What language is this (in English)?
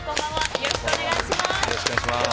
Japanese